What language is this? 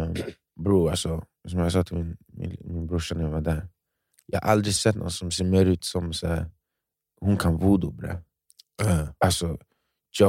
Swedish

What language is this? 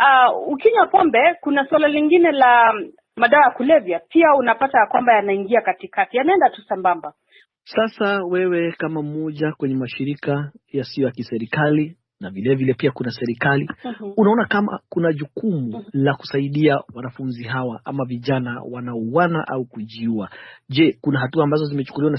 Swahili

